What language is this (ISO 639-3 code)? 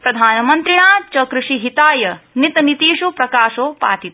san